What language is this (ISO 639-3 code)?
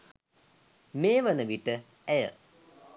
sin